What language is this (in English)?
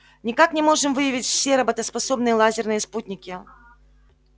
Russian